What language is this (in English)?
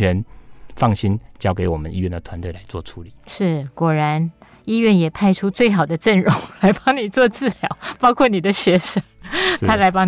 Chinese